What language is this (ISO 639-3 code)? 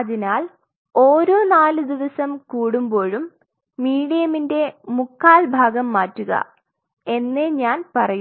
mal